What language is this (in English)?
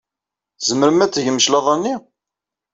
Kabyle